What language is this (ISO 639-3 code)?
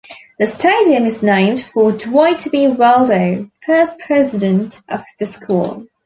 eng